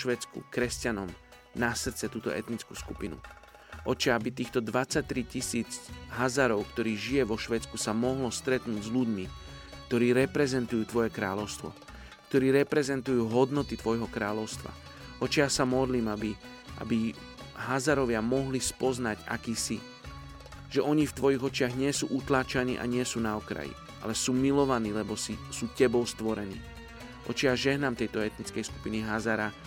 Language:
Slovak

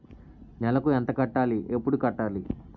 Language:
Telugu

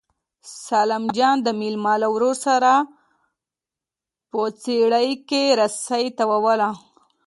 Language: Pashto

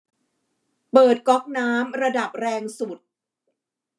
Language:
Thai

